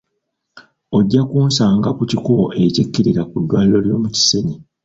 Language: Ganda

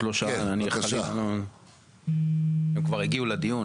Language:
Hebrew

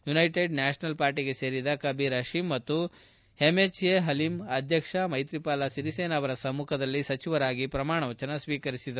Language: Kannada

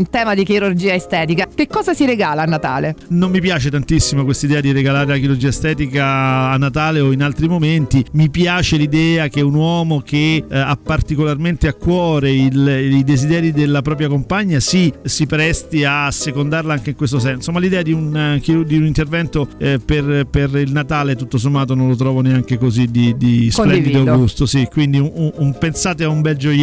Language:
Italian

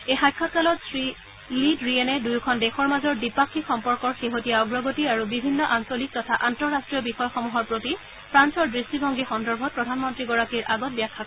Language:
Assamese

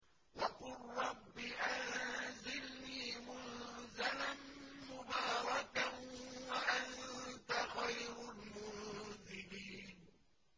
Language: Arabic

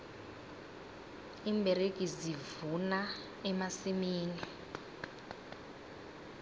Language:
South Ndebele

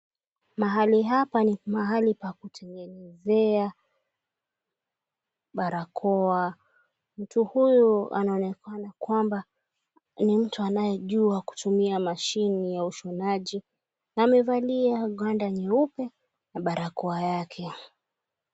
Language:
Swahili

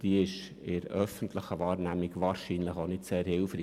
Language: Swiss German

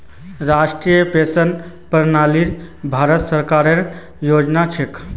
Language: Magahi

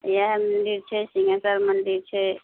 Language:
Maithili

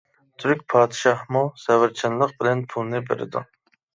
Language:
Uyghur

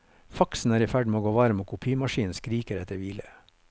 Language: Norwegian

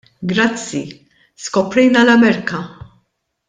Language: Maltese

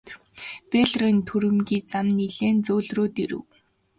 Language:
Mongolian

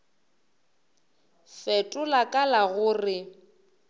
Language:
Northern Sotho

